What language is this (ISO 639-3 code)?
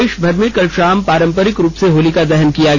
hin